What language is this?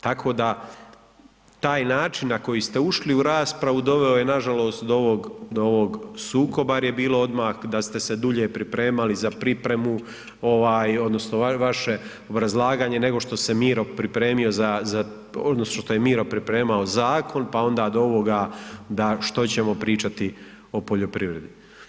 Croatian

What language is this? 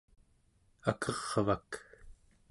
Central Yupik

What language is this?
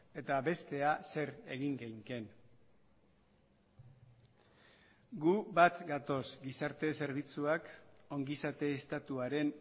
Basque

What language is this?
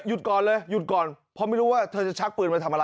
Thai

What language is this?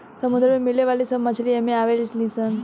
Bhojpuri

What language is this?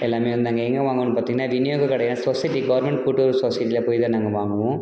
Tamil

